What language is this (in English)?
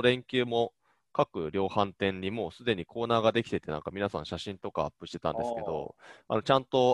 Japanese